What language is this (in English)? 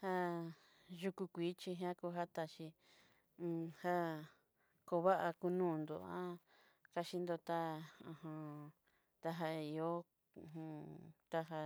Southeastern Nochixtlán Mixtec